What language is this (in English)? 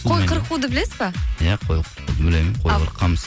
Kazakh